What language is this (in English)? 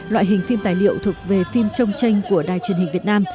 Vietnamese